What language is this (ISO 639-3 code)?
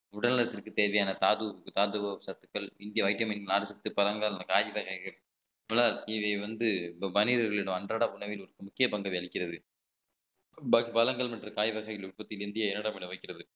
tam